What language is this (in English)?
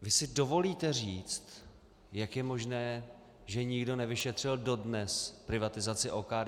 Czech